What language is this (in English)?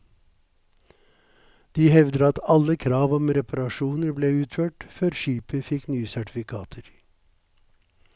Norwegian